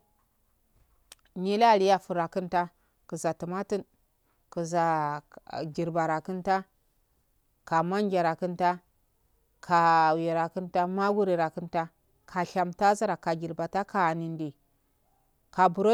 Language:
Afade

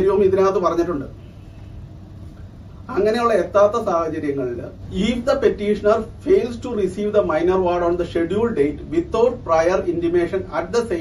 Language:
Malayalam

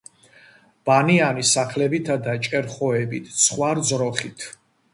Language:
Georgian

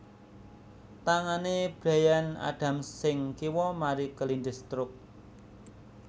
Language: Javanese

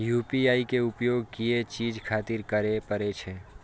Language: Maithili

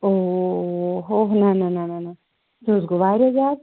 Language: Kashmiri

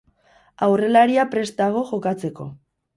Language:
Basque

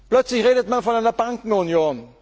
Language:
German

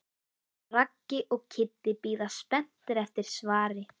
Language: Icelandic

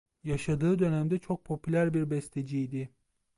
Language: Turkish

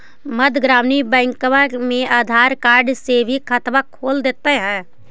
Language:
Magahi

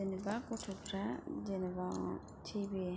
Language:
Bodo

